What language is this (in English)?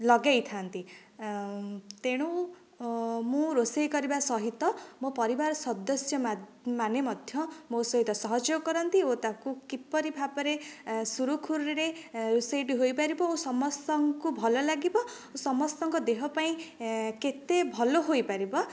Odia